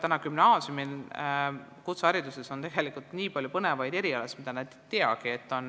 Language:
Estonian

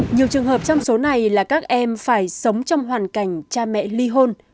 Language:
Vietnamese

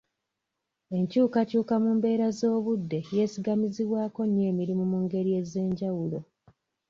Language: Ganda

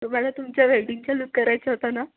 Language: Marathi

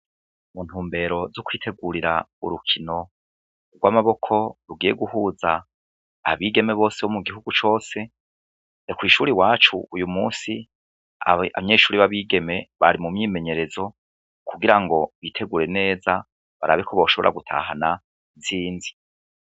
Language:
Rundi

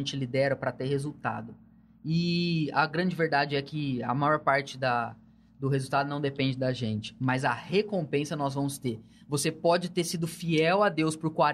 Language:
Portuguese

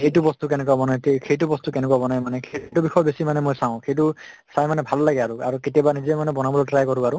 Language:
Assamese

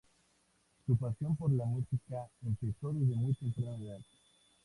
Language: Spanish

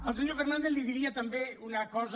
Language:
Catalan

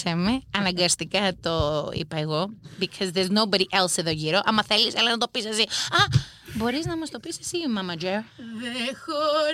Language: Greek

